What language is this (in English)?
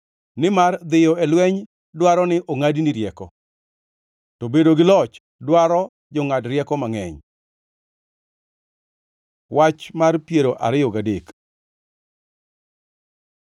Luo (Kenya and Tanzania)